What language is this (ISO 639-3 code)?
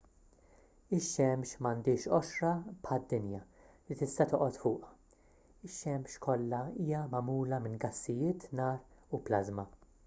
mlt